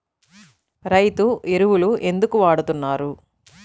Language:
Telugu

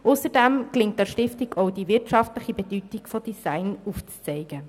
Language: Swiss German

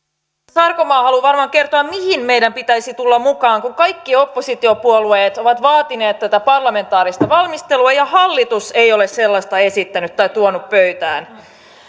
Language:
Finnish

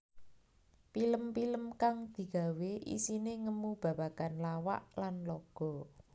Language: Javanese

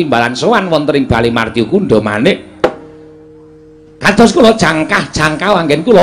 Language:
Indonesian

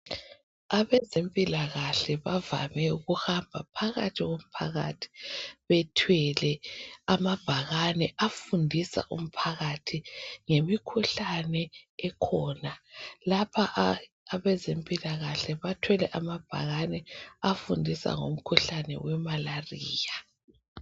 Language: North Ndebele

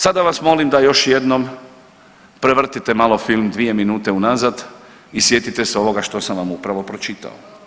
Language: Croatian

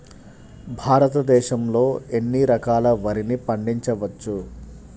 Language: Telugu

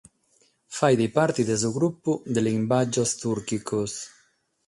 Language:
Sardinian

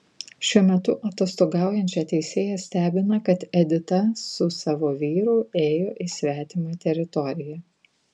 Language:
Lithuanian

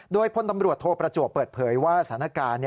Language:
Thai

